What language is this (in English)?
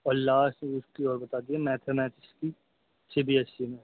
Urdu